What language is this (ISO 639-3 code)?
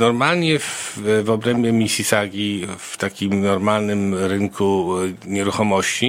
pol